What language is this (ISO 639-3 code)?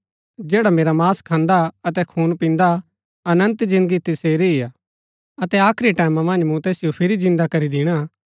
gbk